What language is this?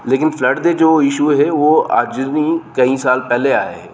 Dogri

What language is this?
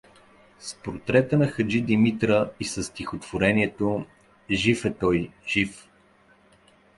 Bulgarian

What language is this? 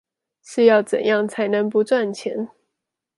Chinese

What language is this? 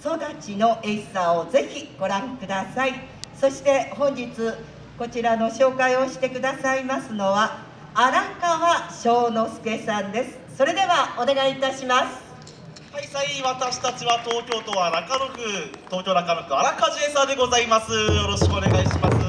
Japanese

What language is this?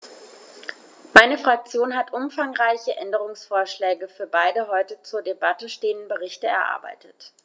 German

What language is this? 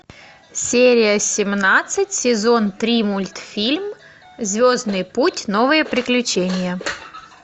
Russian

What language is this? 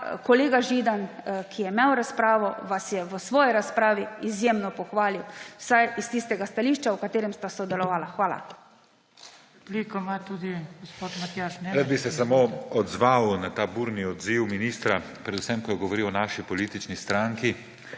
Slovenian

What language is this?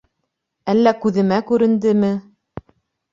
Bashkir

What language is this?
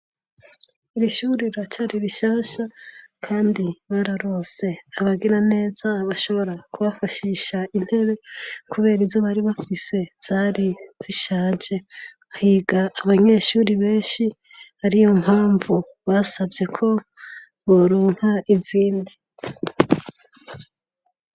Rundi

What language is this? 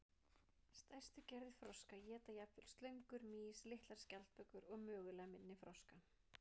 Icelandic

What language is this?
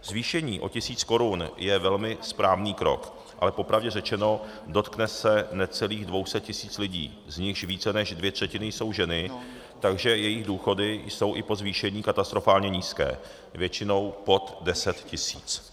Czech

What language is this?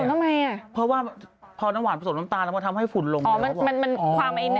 Thai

